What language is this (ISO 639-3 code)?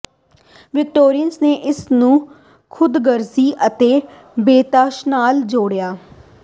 pan